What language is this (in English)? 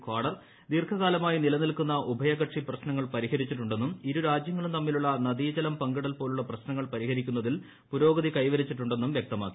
Malayalam